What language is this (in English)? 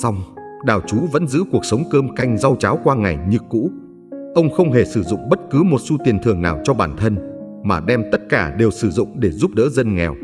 Vietnamese